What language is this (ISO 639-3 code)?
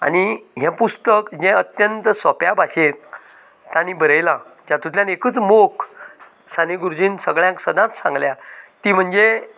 kok